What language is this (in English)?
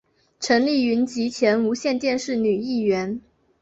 Chinese